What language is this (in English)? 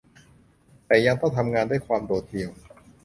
Thai